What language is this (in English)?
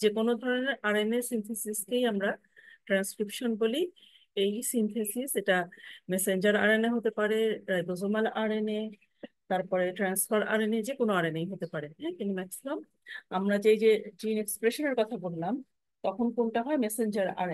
Bangla